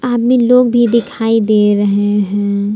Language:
Hindi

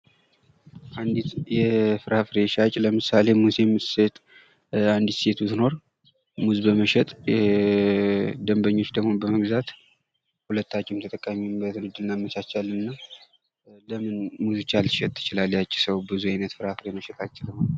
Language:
Amharic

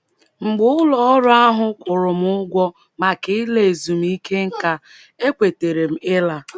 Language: Igbo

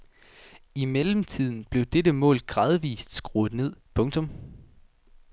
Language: Danish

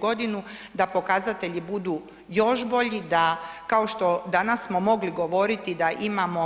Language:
Croatian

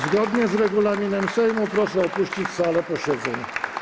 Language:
Polish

